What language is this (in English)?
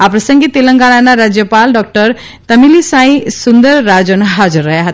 Gujarati